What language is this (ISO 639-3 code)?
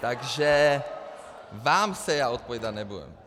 ces